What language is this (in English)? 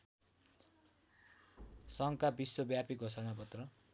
Nepali